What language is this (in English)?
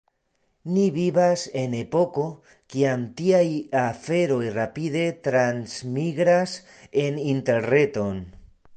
Esperanto